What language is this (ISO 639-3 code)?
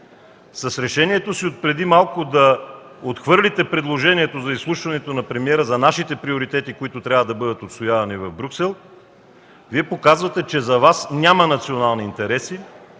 bul